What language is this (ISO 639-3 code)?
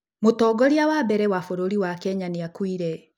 kik